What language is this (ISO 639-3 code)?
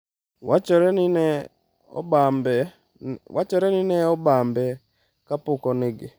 luo